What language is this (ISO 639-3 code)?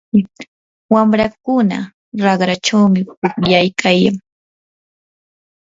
qur